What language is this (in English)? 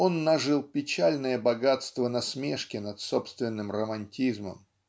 Russian